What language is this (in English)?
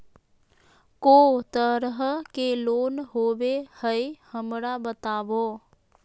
Magahi